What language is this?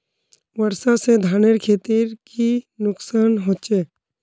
Magahi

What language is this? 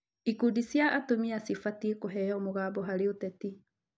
Kikuyu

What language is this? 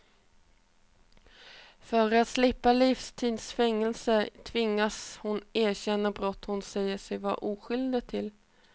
Swedish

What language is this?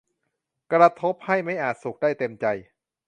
Thai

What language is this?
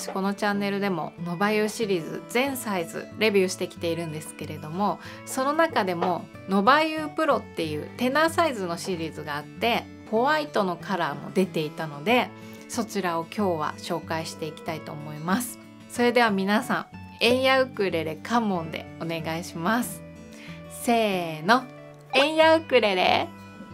Japanese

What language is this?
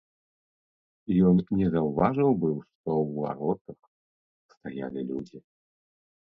Belarusian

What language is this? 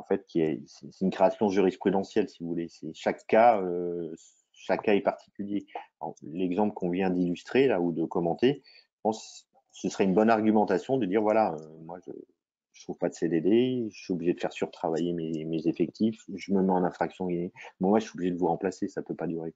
French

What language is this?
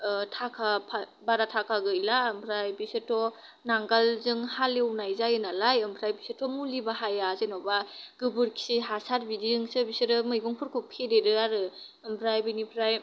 Bodo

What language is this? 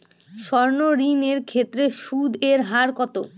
Bangla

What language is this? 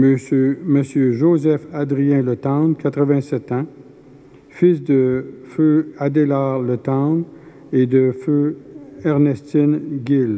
French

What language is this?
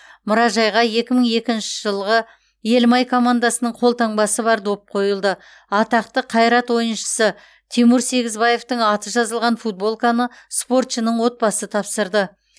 Kazakh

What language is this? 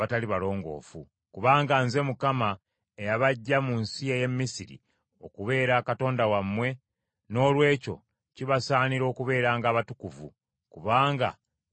Ganda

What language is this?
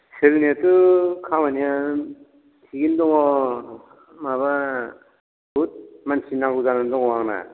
Bodo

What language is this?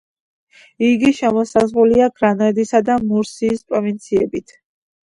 Georgian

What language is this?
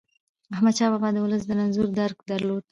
Pashto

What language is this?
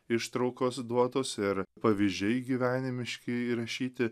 Lithuanian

